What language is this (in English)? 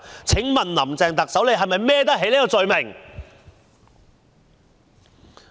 Cantonese